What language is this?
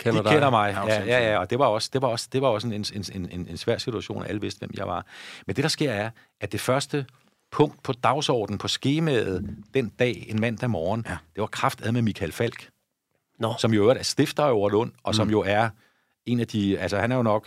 Danish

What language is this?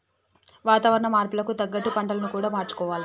Telugu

